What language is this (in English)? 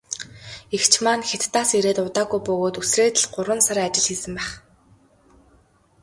Mongolian